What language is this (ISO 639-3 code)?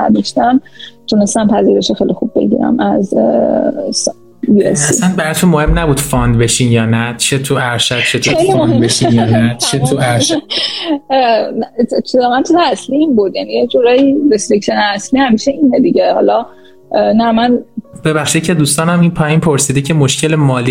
fas